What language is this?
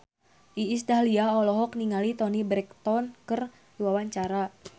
Sundanese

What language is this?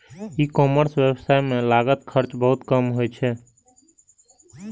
Maithili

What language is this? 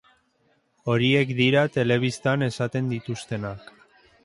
Basque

